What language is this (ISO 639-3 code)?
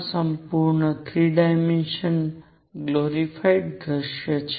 guj